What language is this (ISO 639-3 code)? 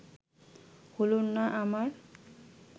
ben